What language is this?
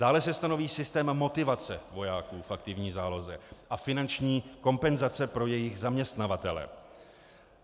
Czech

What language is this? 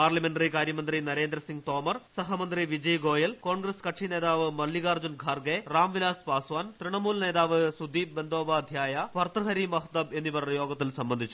Malayalam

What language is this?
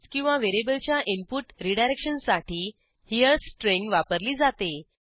Marathi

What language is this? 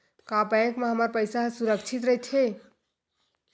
Chhattisgarhi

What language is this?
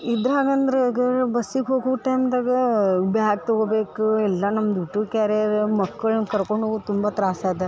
Kannada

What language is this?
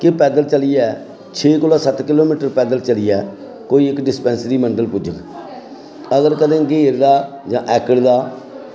Dogri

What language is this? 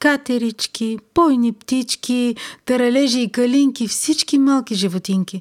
Bulgarian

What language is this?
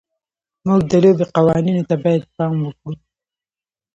Pashto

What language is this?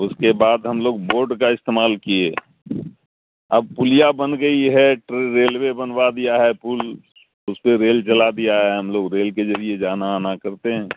Urdu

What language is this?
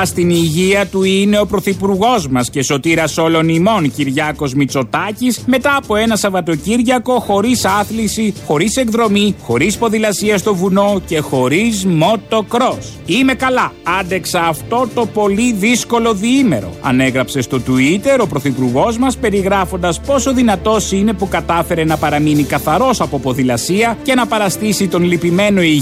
Greek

